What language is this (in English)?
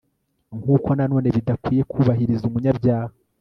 Kinyarwanda